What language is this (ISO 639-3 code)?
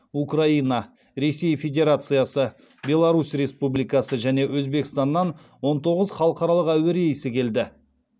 kaz